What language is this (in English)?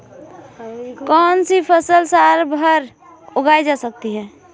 Hindi